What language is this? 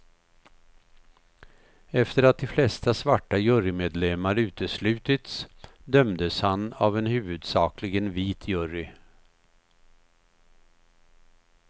Swedish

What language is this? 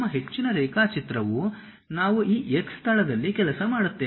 Kannada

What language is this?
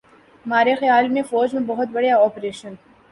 Urdu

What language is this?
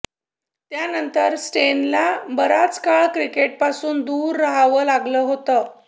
Marathi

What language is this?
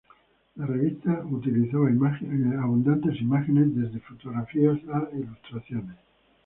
Spanish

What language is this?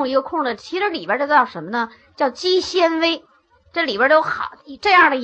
Chinese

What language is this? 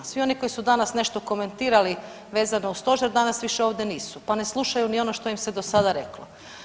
Croatian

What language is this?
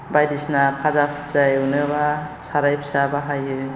Bodo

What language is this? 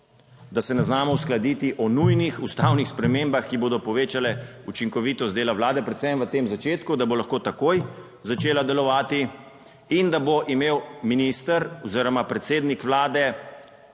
Slovenian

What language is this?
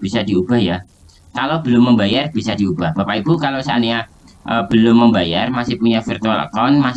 Indonesian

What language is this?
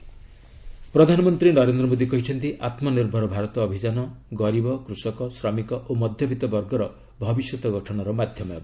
Odia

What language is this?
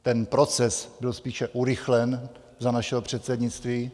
Czech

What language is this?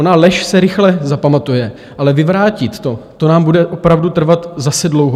Czech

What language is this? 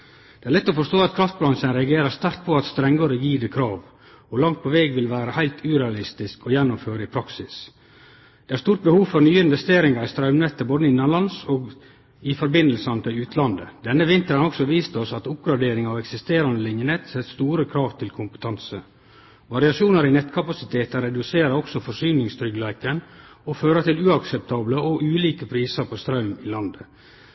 Norwegian Nynorsk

